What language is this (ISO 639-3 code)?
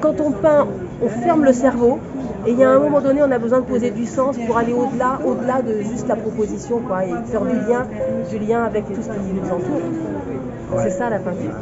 fra